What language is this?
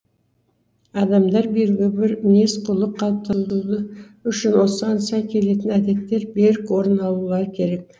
Kazakh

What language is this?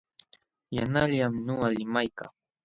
Jauja Wanca Quechua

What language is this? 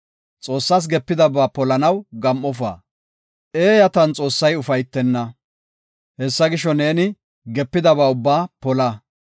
Gofa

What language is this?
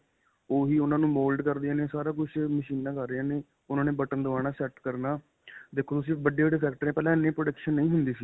Punjabi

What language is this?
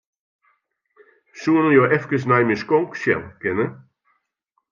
Western Frisian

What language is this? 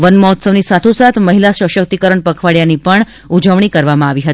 Gujarati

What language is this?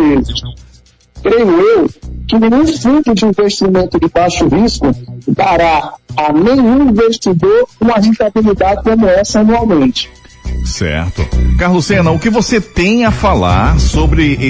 Portuguese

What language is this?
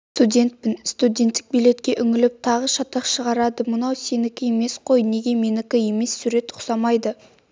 Kazakh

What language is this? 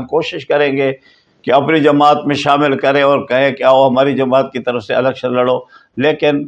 Urdu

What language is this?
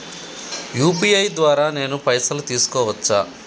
Telugu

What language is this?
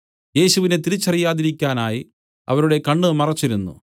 Malayalam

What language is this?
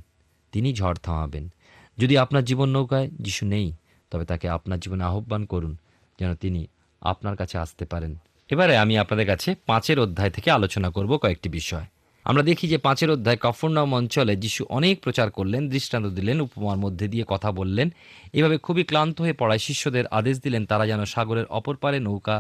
Bangla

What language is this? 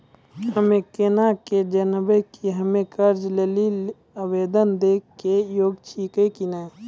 Maithili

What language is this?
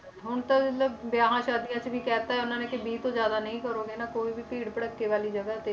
Punjabi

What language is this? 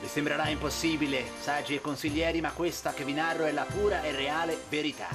Italian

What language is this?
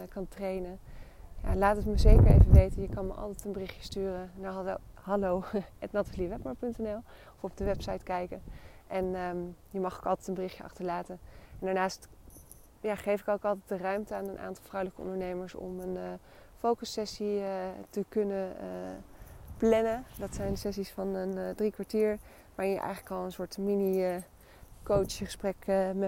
Dutch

